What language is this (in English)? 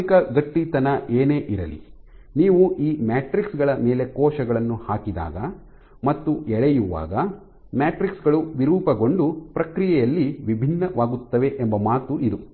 Kannada